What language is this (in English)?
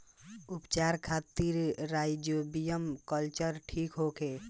Bhojpuri